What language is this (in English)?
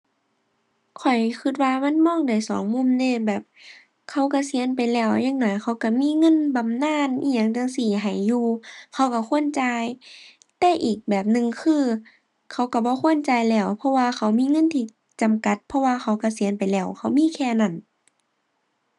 Thai